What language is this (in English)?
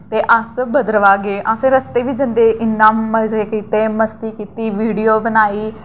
Dogri